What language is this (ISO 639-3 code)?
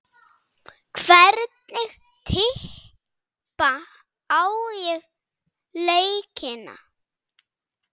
isl